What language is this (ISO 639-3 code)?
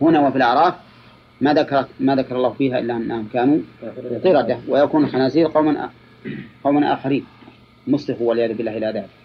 ara